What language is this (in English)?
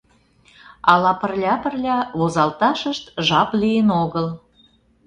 Mari